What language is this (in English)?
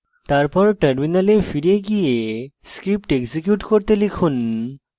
Bangla